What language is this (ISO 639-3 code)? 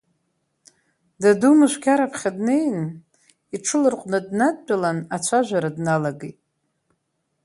abk